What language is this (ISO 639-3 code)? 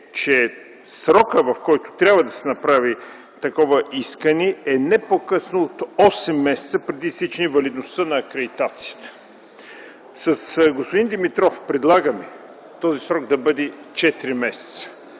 bul